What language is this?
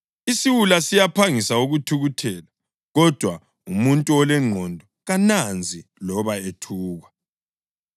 North Ndebele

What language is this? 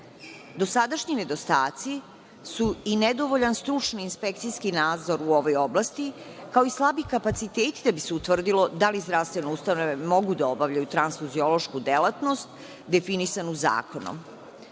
Serbian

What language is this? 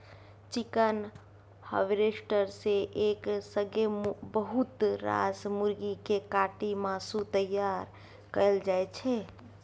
Maithili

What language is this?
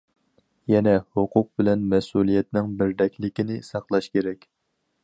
Uyghur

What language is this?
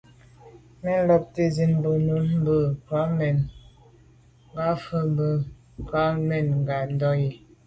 Medumba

